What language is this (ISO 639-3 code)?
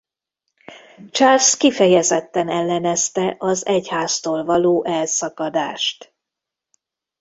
hun